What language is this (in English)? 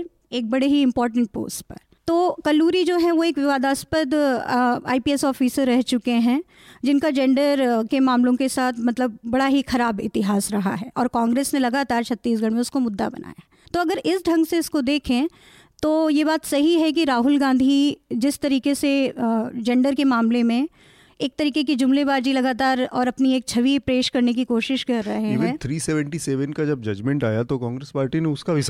Hindi